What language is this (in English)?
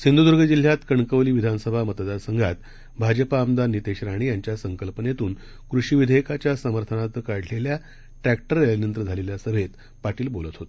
Marathi